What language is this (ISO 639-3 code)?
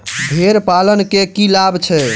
mai